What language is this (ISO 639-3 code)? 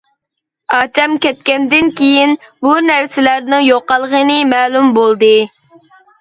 uig